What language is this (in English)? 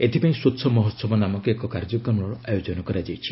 Odia